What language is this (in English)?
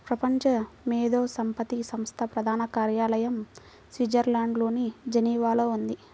Telugu